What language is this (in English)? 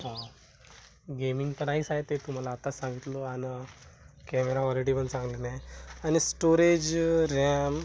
Marathi